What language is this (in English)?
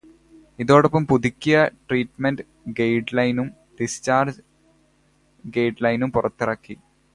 Malayalam